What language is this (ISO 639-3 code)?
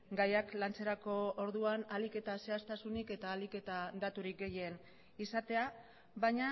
eus